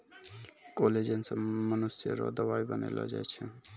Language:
Maithili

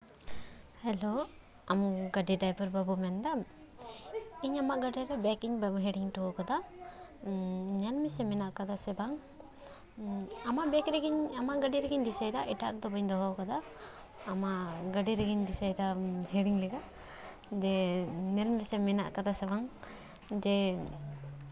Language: Santali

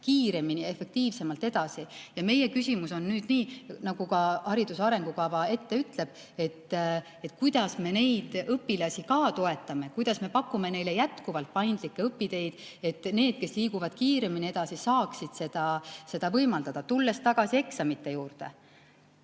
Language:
Estonian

